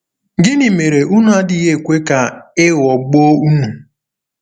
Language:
Igbo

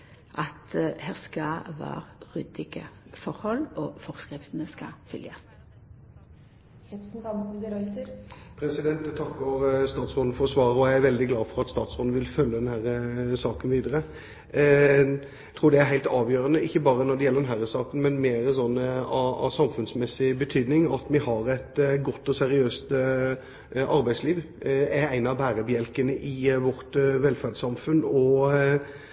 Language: Norwegian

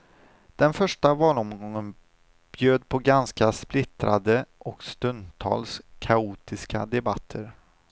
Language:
Swedish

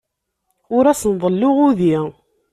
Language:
Kabyle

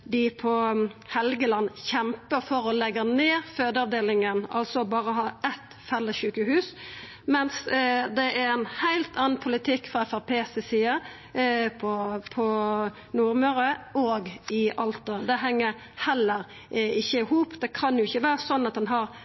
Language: Norwegian Nynorsk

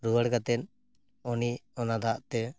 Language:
Santali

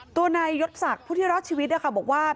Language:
Thai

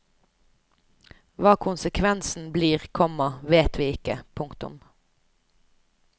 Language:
Norwegian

